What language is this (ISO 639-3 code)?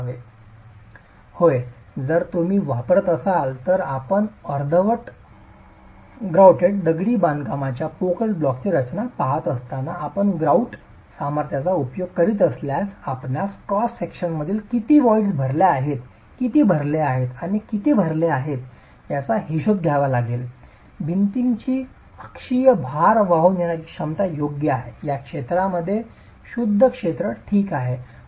mar